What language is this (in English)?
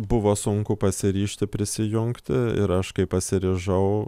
Lithuanian